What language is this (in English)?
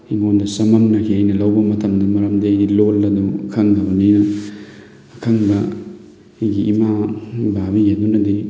Manipuri